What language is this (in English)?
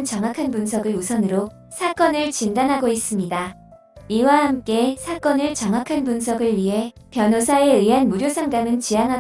Korean